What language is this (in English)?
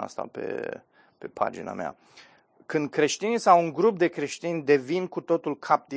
Romanian